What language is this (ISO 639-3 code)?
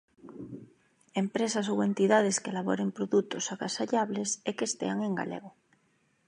glg